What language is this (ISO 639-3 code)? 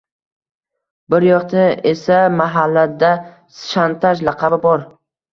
uzb